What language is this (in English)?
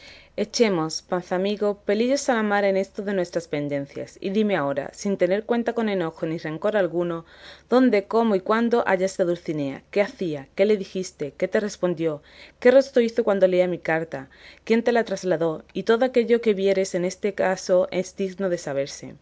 Spanish